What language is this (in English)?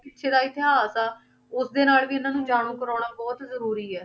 Punjabi